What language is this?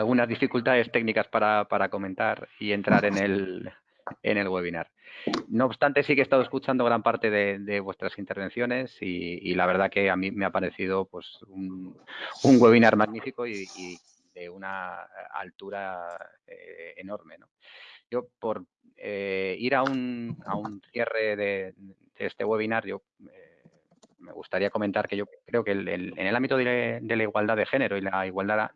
Spanish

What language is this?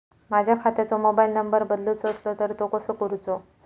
Marathi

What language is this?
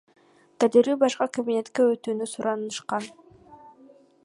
Kyrgyz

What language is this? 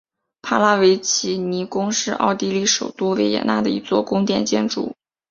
Chinese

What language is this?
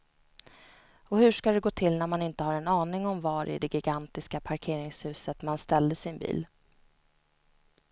Swedish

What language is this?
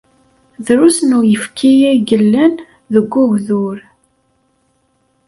Kabyle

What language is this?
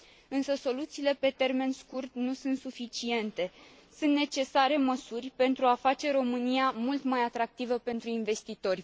Romanian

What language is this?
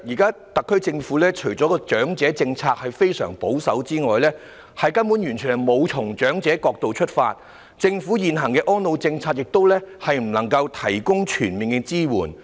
Cantonese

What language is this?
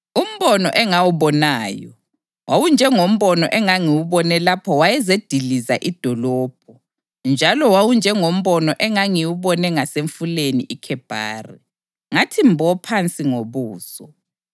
North Ndebele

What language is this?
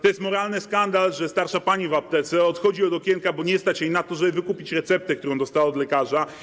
Polish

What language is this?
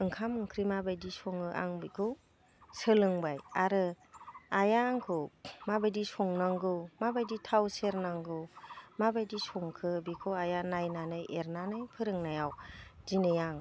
Bodo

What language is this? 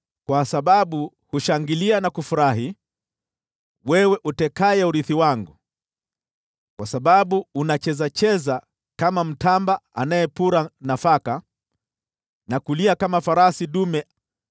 Swahili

